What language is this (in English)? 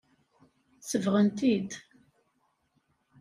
Kabyle